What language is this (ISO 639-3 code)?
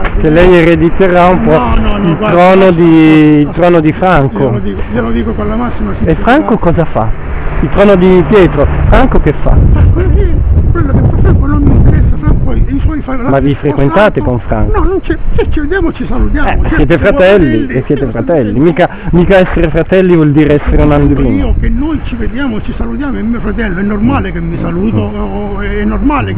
ita